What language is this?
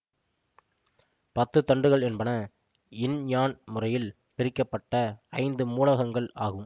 Tamil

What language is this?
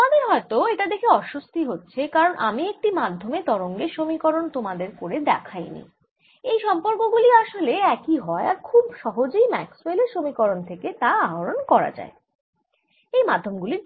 Bangla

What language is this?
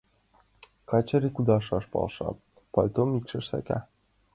Mari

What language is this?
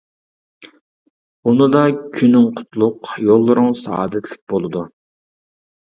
Uyghur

